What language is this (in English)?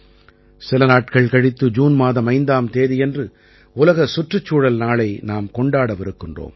Tamil